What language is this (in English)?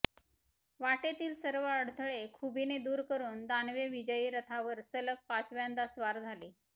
Marathi